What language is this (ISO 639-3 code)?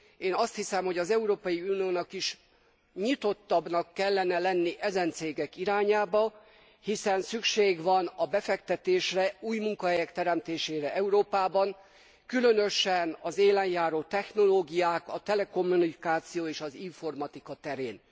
hun